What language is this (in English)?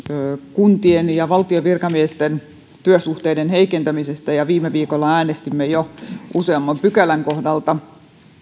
Finnish